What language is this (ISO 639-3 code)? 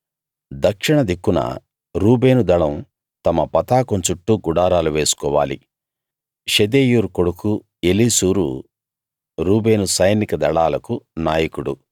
tel